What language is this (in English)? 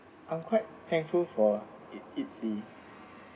English